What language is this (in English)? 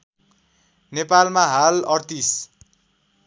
Nepali